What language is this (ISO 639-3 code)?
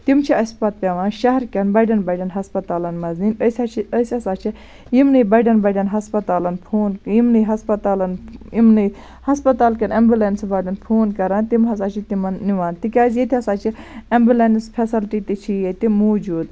kas